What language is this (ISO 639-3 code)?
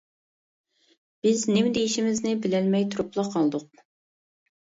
uig